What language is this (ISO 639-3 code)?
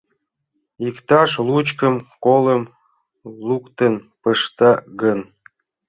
chm